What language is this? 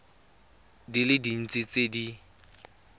Tswana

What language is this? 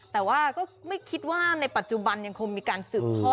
Thai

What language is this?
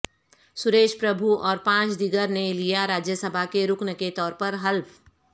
Urdu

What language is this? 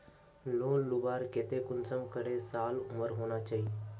Magahi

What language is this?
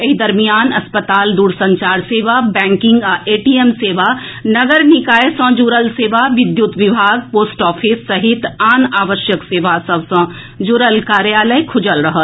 Maithili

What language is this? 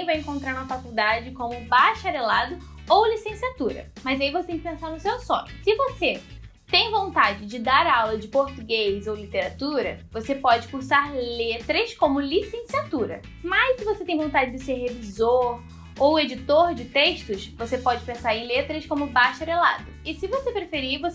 Portuguese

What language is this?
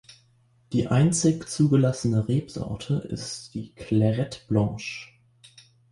German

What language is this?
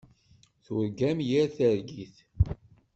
Kabyle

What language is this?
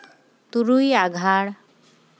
Santali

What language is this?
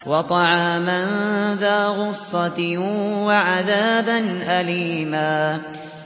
Arabic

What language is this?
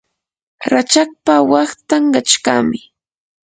Yanahuanca Pasco Quechua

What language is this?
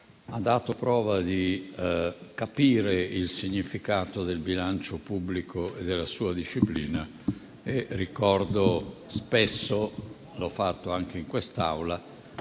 Italian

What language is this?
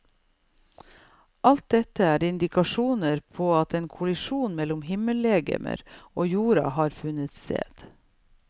Norwegian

